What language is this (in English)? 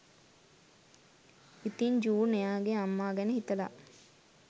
Sinhala